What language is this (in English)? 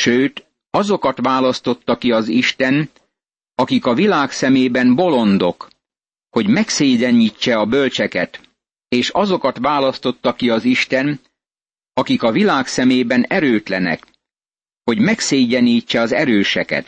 Hungarian